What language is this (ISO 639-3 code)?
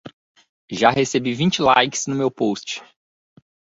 por